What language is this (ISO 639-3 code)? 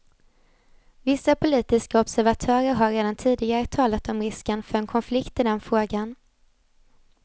swe